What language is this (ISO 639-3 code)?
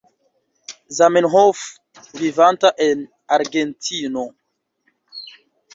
epo